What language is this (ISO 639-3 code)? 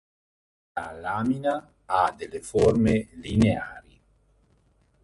ita